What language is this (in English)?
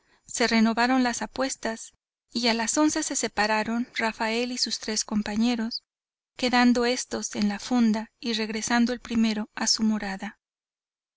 Spanish